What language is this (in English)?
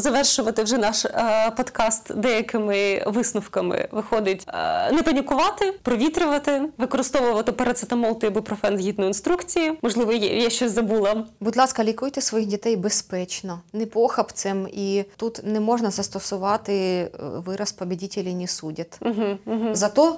Ukrainian